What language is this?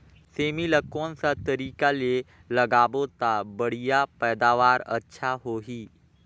Chhattisgarhi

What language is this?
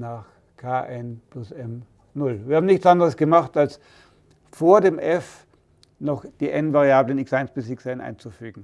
German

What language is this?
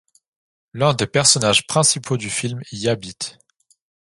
French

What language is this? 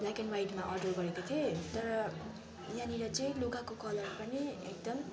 Nepali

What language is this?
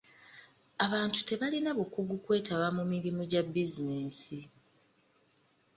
Ganda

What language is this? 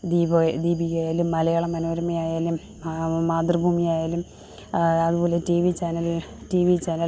Malayalam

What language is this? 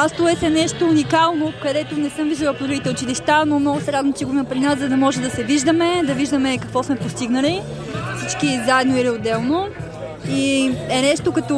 Bulgarian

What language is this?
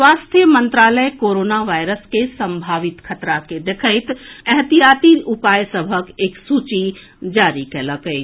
Maithili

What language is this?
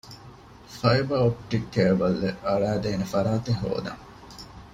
Divehi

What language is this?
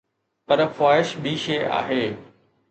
Sindhi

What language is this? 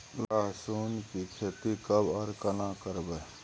Maithili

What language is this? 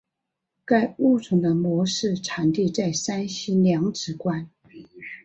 Chinese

